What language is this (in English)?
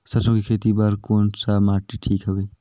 Chhattisgarhi